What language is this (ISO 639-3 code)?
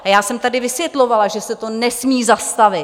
ces